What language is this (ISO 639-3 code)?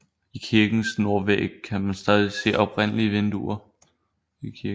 dan